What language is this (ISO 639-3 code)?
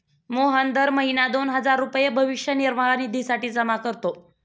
mar